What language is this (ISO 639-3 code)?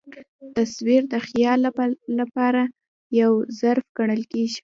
pus